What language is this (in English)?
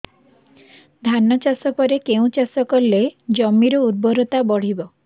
Odia